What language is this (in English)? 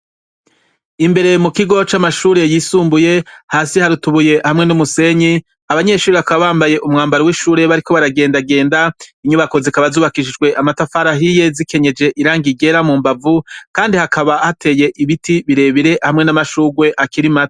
Rundi